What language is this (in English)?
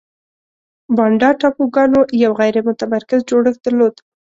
Pashto